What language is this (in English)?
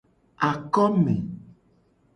Gen